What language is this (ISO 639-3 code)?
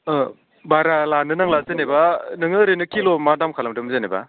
brx